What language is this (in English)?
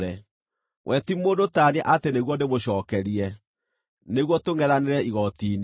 Kikuyu